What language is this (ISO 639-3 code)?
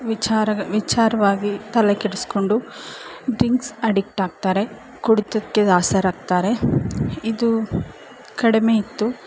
kan